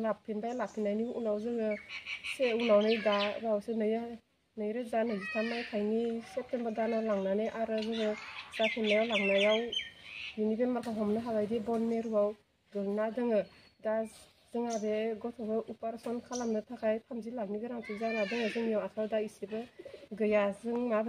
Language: Romanian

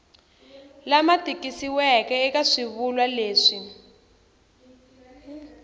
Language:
Tsonga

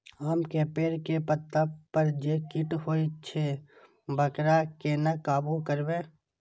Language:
Maithili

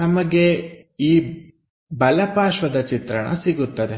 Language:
Kannada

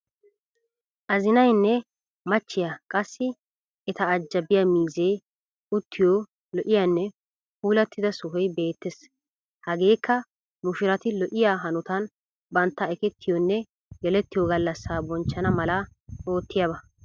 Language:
Wolaytta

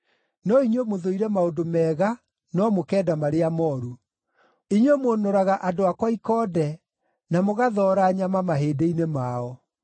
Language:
Kikuyu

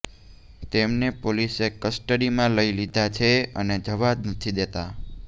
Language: Gujarati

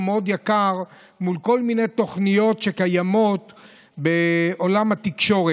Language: Hebrew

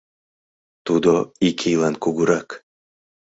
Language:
Mari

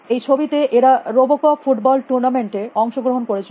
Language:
Bangla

